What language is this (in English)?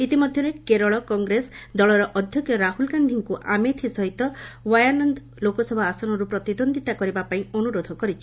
Odia